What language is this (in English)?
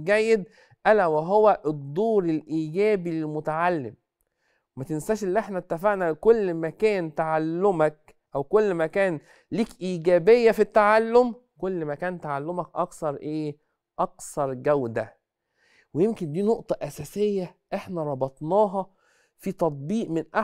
Arabic